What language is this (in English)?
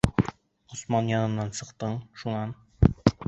Bashkir